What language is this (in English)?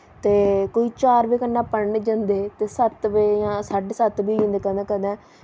Dogri